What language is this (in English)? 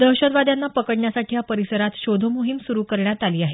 Marathi